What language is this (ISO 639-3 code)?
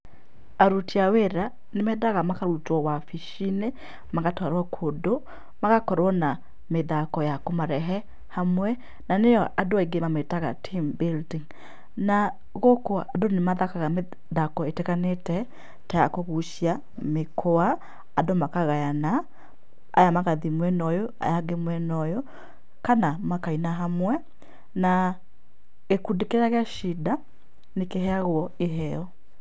kik